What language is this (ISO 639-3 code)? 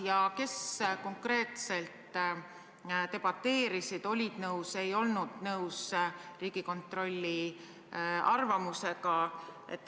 est